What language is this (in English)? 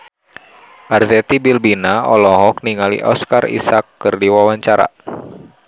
Sundanese